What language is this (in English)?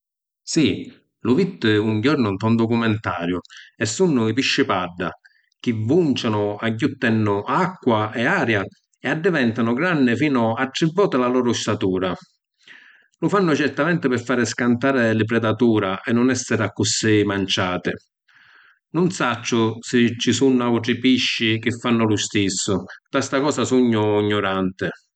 Sicilian